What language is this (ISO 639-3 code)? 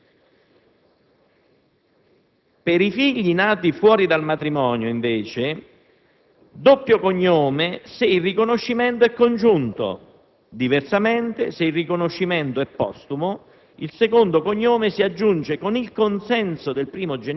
ita